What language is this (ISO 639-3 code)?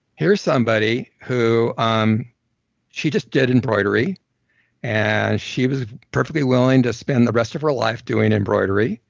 eng